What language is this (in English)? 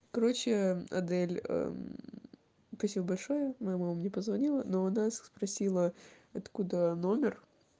Russian